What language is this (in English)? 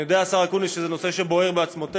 Hebrew